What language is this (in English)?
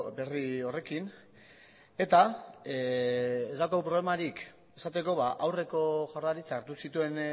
Basque